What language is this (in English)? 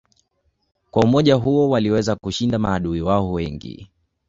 Swahili